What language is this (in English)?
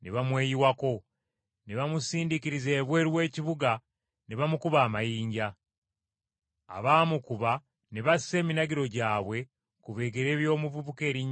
Ganda